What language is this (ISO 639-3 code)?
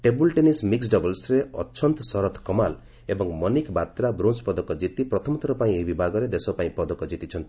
ori